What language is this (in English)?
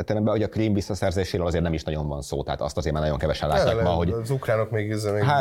Hungarian